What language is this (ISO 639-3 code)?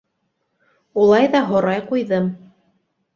bak